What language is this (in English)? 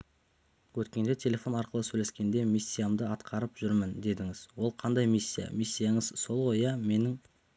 Kazakh